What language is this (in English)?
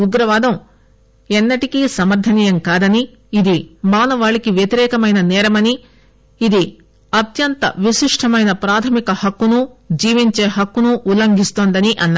Telugu